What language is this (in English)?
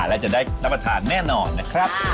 Thai